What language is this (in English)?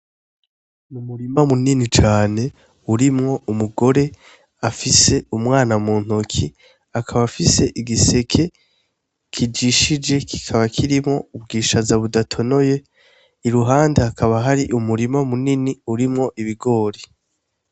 Rundi